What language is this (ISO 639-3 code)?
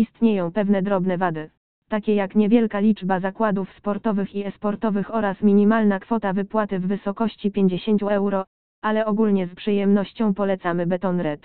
pol